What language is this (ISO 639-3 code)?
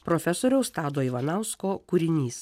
lit